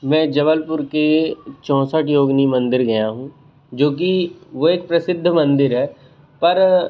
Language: Hindi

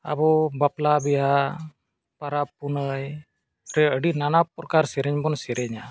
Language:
Santali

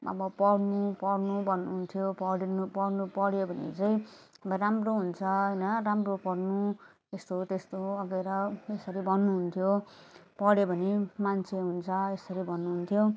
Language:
Nepali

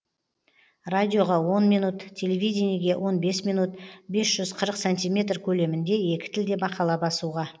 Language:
Kazakh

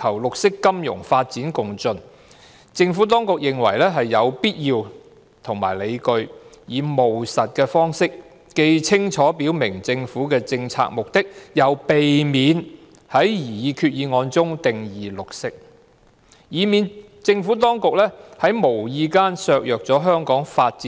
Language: Cantonese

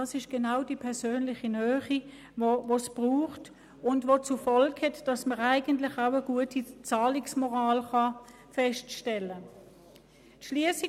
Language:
Swiss German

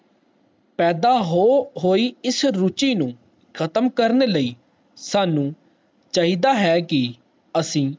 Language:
Punjabi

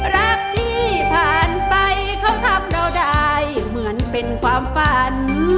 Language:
Thai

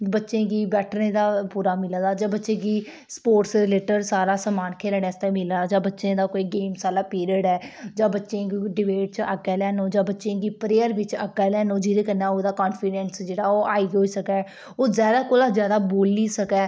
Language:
Dogri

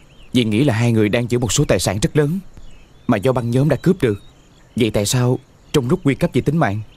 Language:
Vietnamese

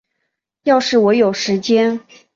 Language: Chinese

